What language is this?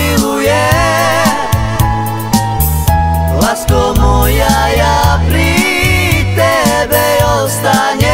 Polish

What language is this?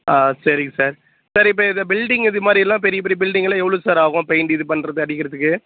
Tamil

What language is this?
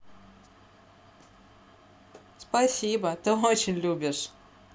Russian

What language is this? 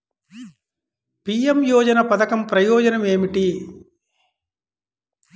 Telugu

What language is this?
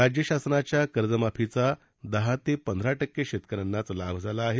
Marathi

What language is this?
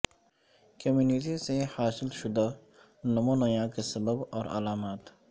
Urdu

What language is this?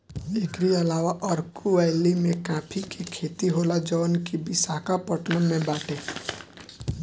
Bhojpuri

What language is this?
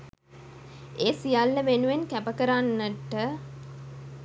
Sinhala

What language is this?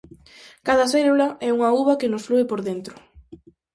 Galician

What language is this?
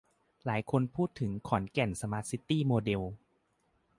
Thai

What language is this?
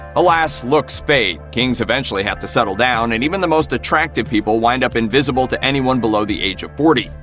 English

